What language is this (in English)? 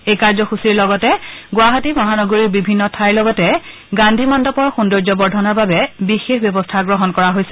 Assamese